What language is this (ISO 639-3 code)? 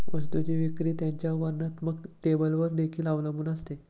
mar